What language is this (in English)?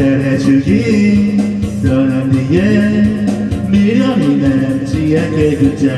Turkish